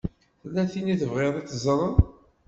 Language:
Kabyle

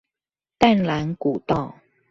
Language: Chinese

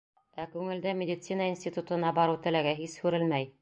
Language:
Bashkir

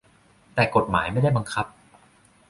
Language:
Thai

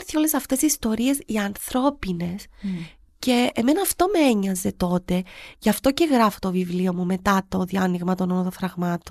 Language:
Greek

